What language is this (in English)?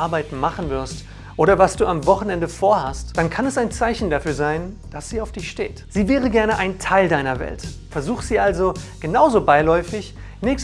German